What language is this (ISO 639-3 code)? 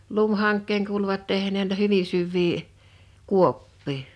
fin